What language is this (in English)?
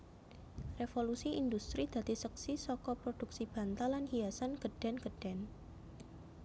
Javanese